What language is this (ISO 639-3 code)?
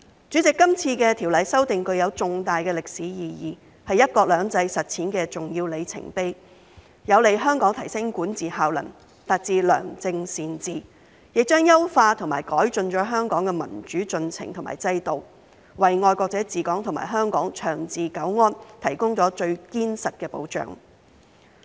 yue